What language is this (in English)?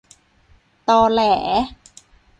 Thai